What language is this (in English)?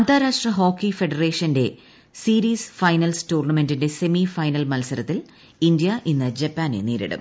Malayalam